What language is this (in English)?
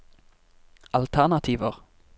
Norwegian